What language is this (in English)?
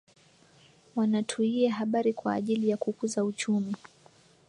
Swahili